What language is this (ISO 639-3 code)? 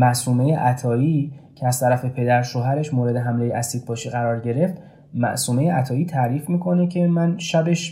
fas